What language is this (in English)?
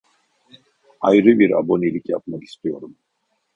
Turkish